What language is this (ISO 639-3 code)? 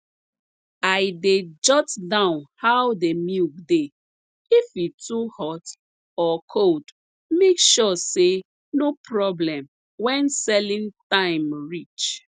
pcm